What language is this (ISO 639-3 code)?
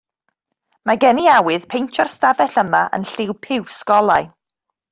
cym